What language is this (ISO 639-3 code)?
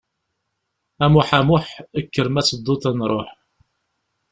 kab